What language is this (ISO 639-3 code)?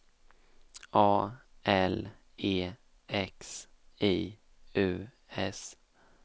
swe